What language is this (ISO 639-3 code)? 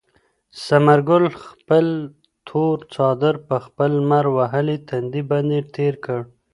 pus